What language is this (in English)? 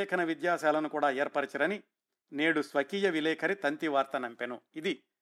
Telugu